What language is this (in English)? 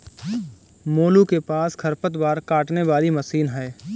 Hindi